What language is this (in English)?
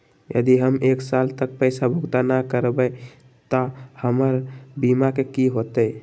Magahi